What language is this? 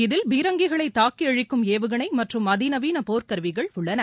Tamil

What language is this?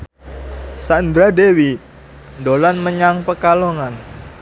Javanese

